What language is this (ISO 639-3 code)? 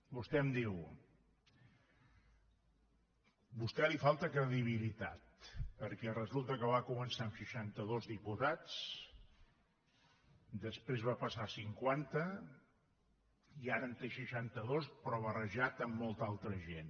cat